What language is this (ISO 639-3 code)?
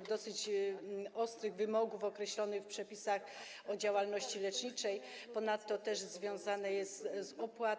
pol